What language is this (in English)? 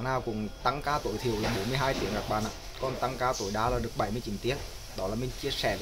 Vietnamese